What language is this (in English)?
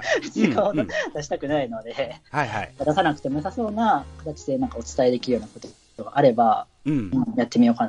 Japanese